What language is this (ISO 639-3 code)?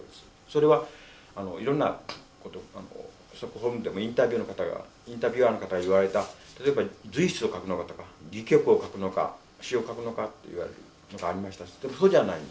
jpn